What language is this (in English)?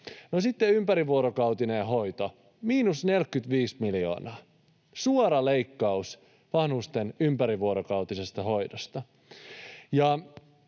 Finnish